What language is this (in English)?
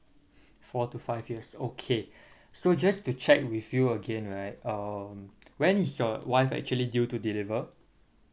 English